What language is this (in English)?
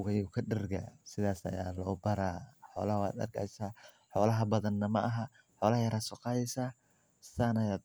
Somali